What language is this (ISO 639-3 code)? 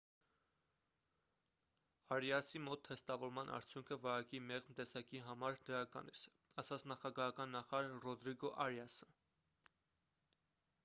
hye